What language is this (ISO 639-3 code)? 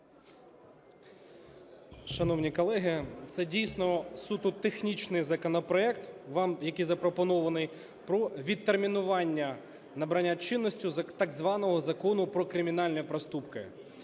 ukr